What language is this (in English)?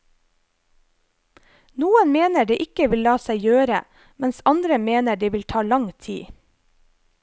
Norwegian